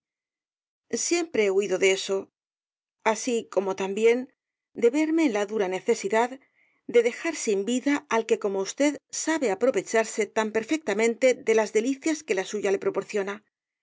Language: Spanish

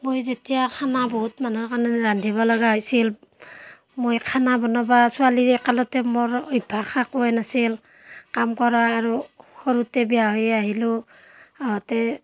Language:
Assamese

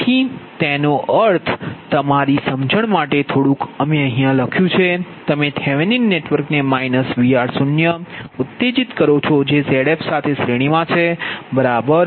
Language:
Gujarati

